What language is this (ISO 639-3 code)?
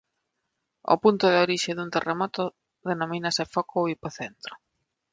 glg